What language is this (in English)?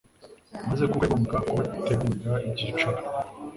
Kinyarwanda